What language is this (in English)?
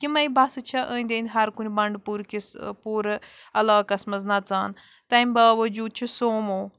Kashmiri